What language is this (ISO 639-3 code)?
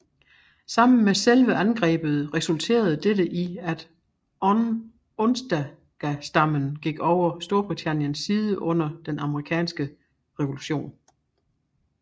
dan